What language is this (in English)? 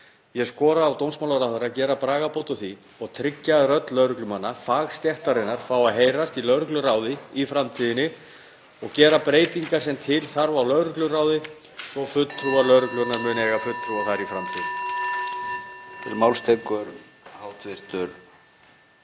Icelandic